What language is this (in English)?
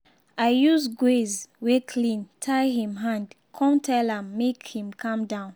Nigerian Pidgin